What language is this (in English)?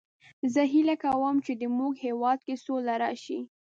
Pashto